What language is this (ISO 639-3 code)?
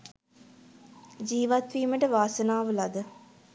sin